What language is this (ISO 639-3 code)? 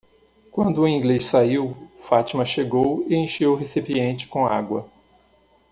por